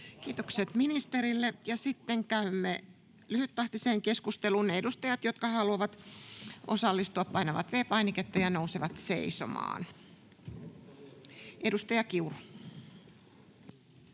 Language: Finnish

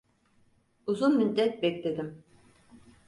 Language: Turkish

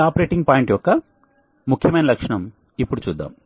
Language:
Telugu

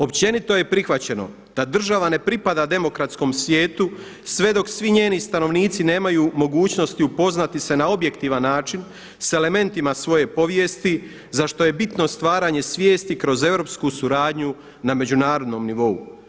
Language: Croatian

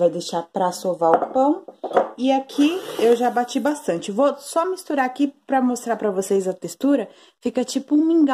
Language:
Portuguese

